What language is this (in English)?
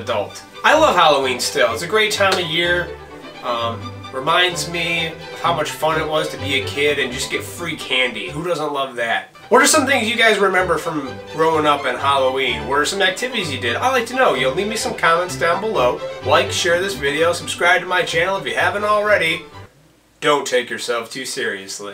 English